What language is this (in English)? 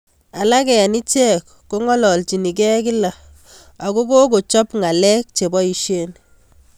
Kalenjin